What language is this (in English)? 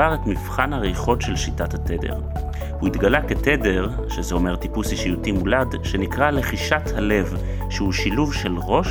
Hebrew